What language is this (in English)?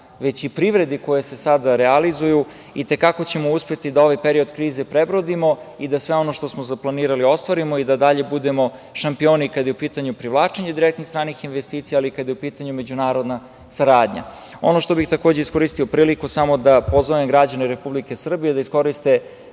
Serbian